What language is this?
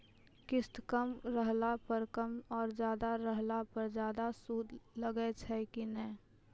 Maithili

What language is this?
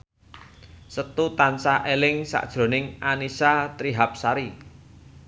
Javanese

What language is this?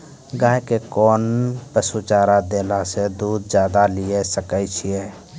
Maithili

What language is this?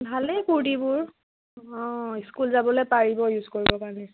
Assamese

